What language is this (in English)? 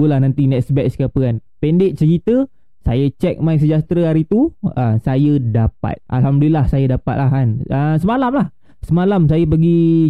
Malay